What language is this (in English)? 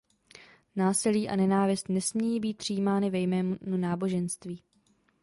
Czech